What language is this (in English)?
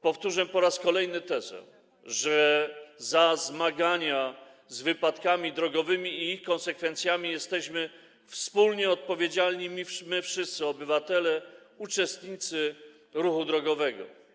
Polish